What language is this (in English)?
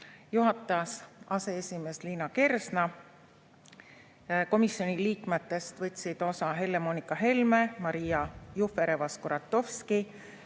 Estonian